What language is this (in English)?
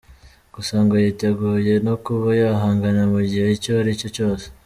Kinyarwanda